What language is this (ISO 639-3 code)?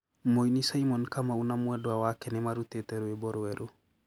kik